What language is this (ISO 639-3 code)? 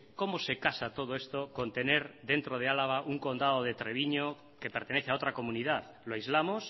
spa